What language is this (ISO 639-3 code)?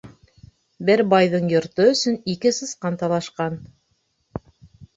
bak